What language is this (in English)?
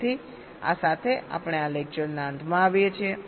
Gujarati